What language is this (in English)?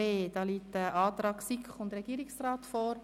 Swiss German